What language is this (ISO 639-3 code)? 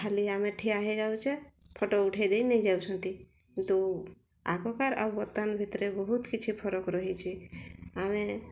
ori